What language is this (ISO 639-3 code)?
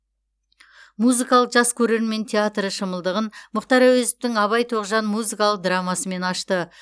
kaz